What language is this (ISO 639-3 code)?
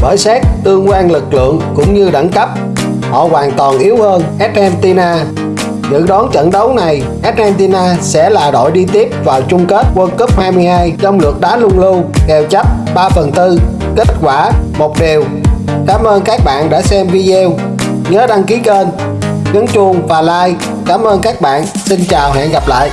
vie